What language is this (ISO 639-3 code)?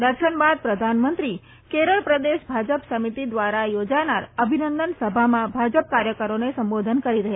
guj